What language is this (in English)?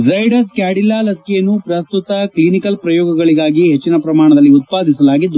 Kannada